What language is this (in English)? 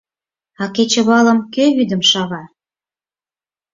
Mari